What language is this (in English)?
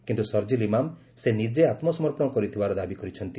Odia